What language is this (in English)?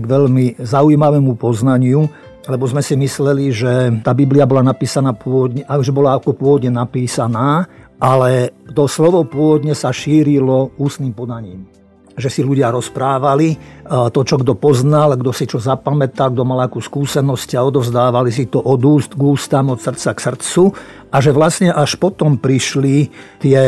Slovak